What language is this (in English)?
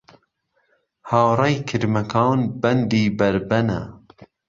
Central Kurdish